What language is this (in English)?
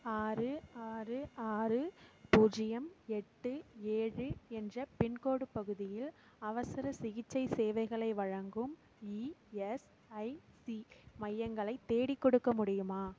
Tamil